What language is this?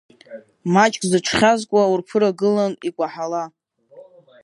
Abkhazian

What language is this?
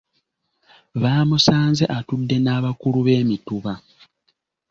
Ganda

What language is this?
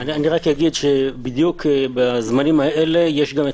Hebrew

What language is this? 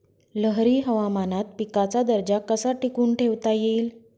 Marathi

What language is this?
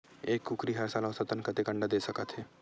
Chhattisgarhi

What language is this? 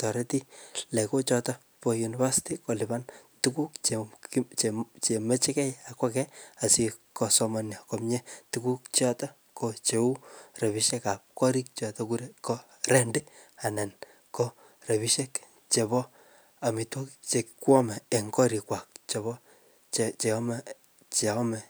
Kalenjin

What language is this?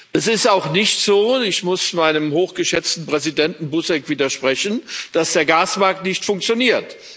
German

